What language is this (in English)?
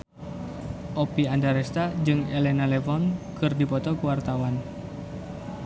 Sundanese